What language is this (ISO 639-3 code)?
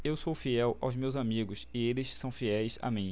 por